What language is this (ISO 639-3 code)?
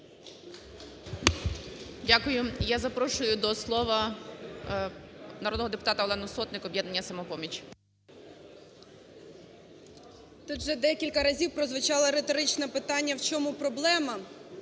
ukr